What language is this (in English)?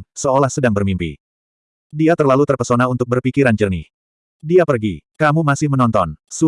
Indonesian